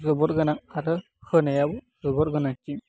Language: Bodo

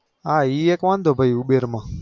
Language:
Gujarati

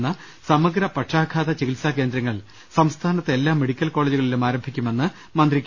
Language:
Malayalam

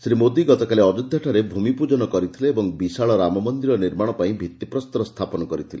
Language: Odia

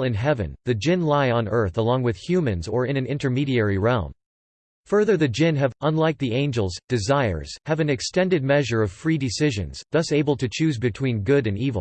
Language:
English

